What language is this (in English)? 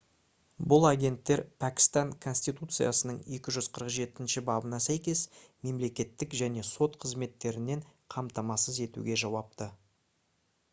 Kazakh